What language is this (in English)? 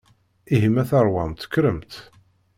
Kabyle